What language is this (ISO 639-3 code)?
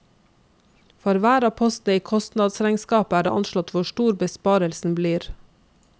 nor